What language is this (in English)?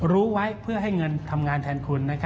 Thai